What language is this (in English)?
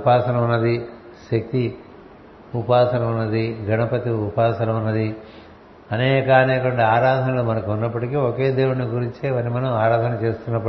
Telugu